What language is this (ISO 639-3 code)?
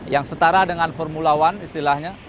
ind